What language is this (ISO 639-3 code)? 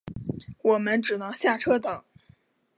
zho